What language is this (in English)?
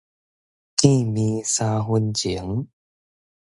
Min Nan Chinese